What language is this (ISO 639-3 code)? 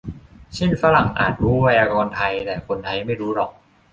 tha